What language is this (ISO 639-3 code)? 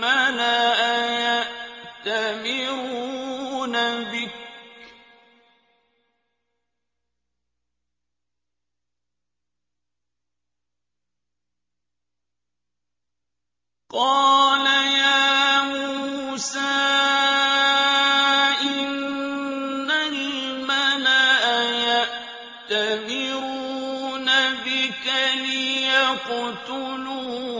ara